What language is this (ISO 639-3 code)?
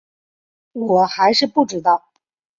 zho